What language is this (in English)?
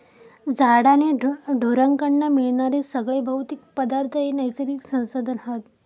Marathi